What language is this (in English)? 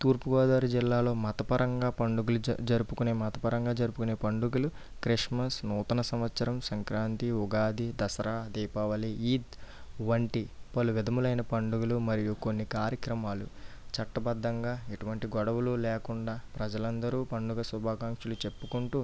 Telugu